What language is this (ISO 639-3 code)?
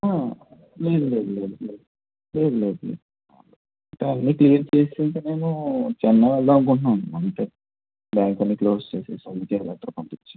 tel